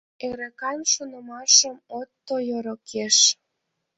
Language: Mari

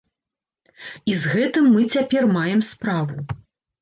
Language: Belarusian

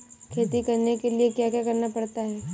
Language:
Hindi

